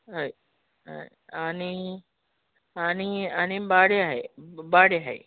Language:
Konkani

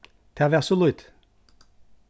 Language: Faroese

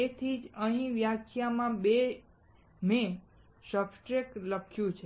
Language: Gujarati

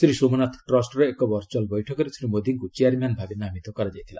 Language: Odia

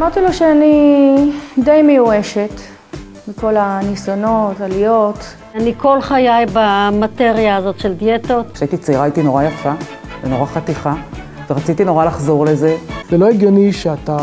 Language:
Hebrew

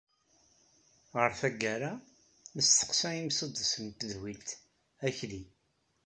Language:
Kabyle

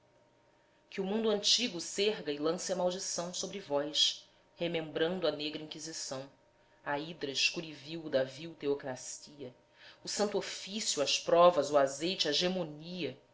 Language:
Portuguese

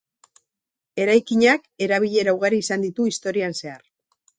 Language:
Basque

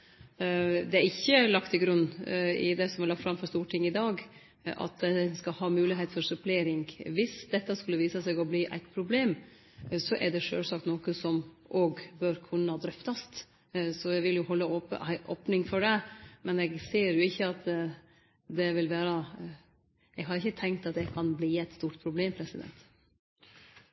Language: Norwegian Nynorsk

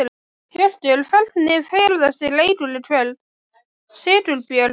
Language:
Icelandic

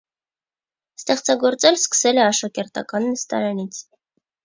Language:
Armenian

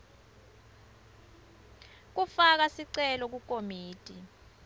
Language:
Swati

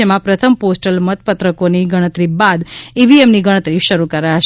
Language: Gujarati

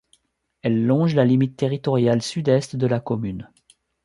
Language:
French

